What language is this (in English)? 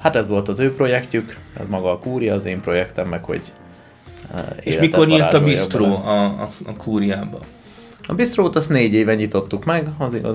Hungarian